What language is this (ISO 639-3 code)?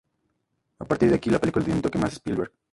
spa